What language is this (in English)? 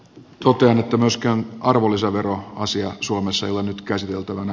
Finnish